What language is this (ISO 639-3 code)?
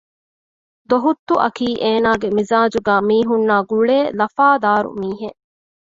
div